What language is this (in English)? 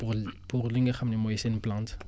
Wolof